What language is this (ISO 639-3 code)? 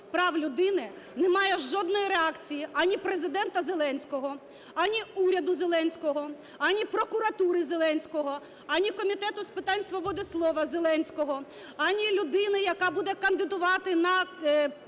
ukr